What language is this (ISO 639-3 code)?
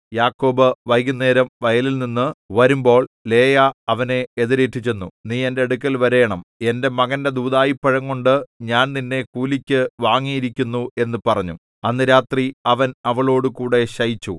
mal